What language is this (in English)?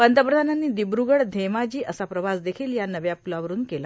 Marathi